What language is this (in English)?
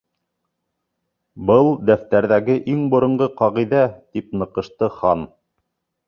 Bashkir